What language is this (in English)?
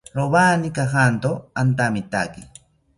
South Ucayali Ashéninka